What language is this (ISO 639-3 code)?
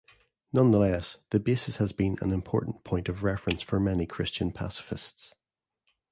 eng